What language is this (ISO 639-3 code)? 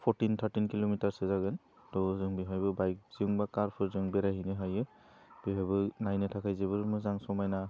brx